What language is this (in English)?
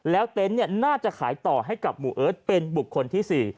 Thai